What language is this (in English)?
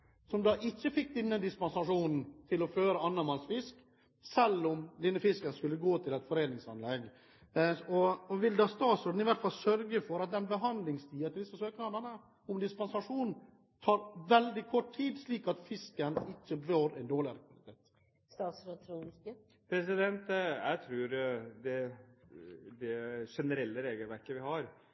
Norwegian Bokmål